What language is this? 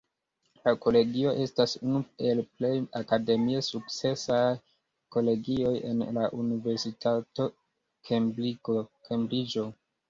Esperanto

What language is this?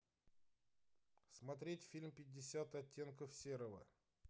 Russian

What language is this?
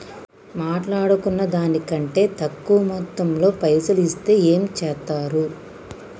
Telugu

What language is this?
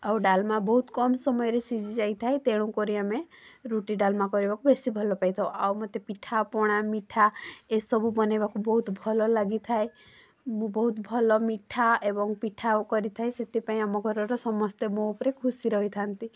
Odia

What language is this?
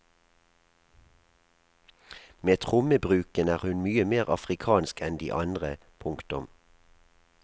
Norwegian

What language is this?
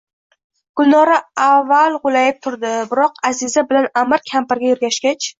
Uzbek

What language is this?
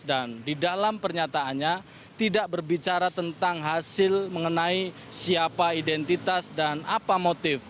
Indonesian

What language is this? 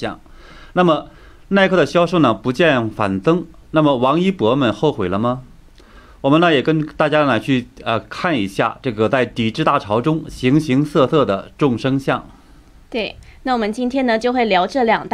Chinese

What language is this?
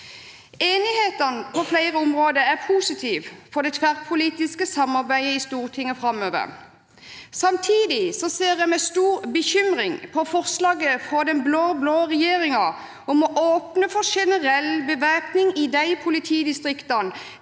Norwegian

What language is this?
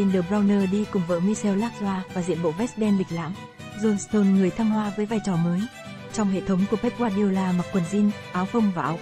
Vietnamese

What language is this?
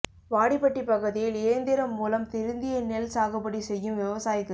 Tamil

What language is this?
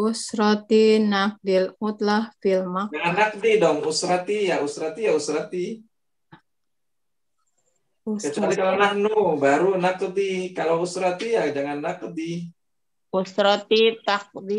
Indonesian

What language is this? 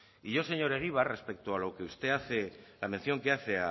Spanish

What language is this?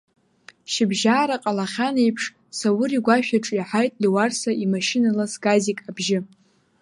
Abkhazian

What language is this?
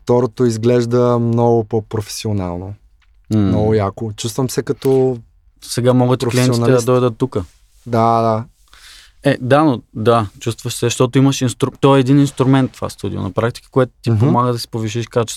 Bulgarian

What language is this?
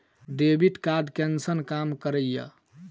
Maithili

